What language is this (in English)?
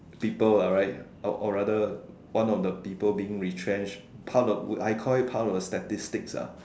English